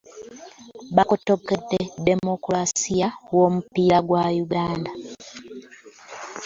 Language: Ganda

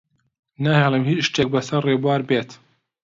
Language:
Central Kurdish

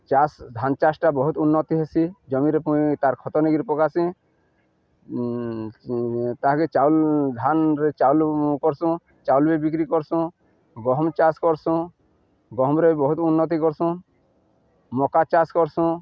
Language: Odia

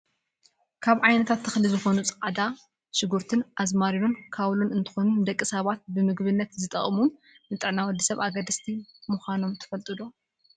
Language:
Tigrinya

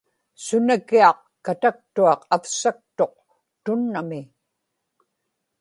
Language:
Inupiaq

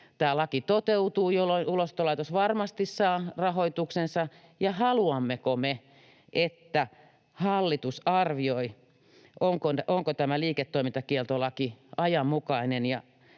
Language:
Finnish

